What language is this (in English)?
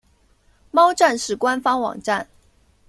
Chinese